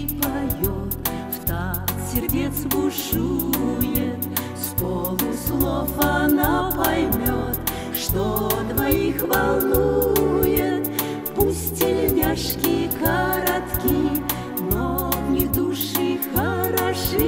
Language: Russian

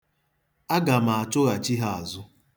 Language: Igbo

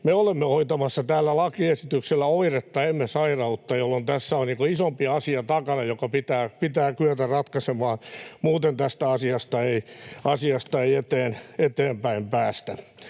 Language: Finnish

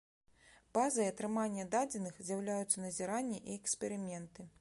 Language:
Belarusian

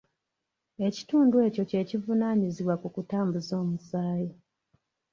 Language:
Ganda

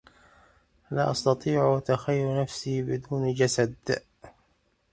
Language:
Arabic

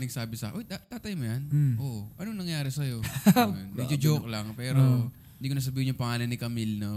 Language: Filipino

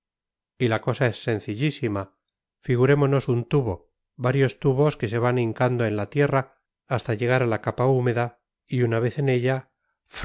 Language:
Spanish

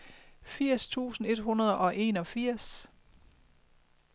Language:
Danish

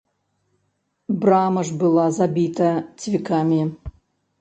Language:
Belarusian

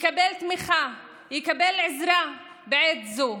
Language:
Hebrew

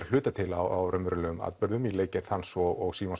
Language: Icelandic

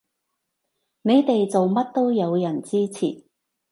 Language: Cantonese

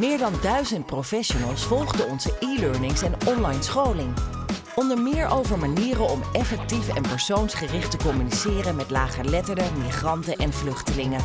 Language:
Dutch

